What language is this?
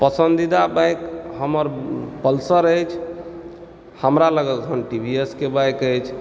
Maithili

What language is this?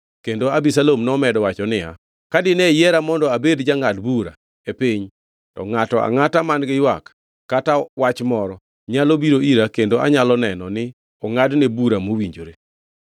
Luo (Kenya and Tanzania)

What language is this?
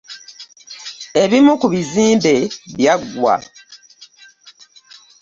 Ganda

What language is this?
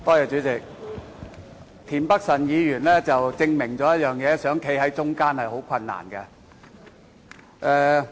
Cantonese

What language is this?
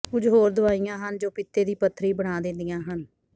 Punjabi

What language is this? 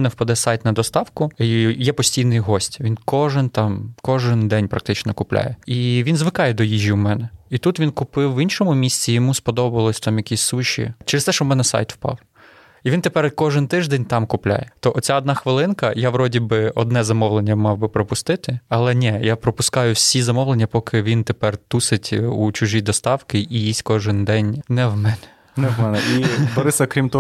Ukrainian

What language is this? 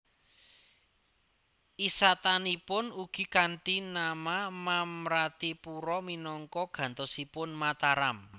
Javanese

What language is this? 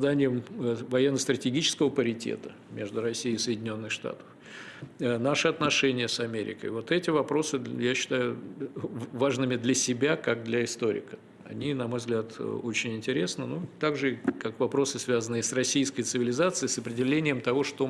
Russian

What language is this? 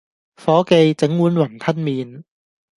Cantonese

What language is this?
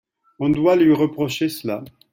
French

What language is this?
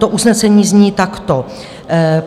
Czech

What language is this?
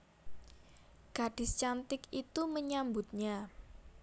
Javanese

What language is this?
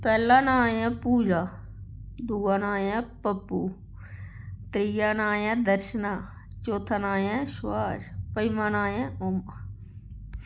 Dogri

